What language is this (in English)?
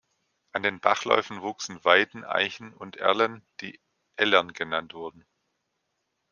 German